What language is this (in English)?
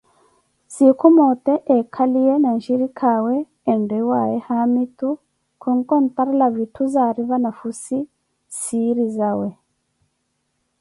Koti